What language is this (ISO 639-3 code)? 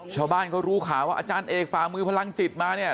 tha